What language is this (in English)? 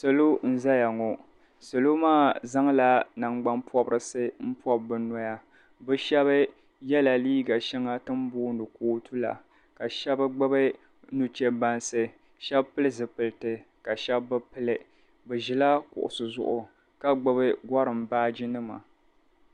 Dagbani